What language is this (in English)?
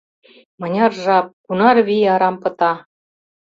Mari